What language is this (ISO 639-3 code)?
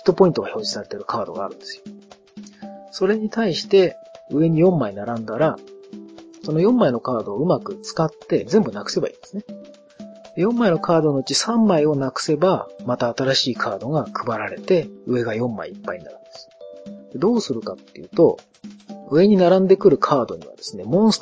jpn